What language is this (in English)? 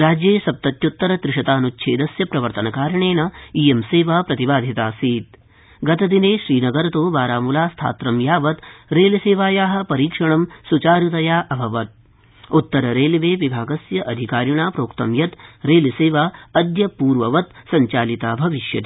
Sanskrit